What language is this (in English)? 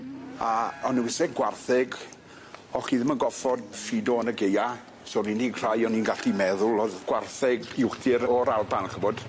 Welsh